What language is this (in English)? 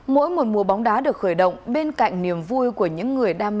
Vietnamese